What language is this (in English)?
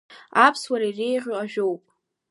Abkhazian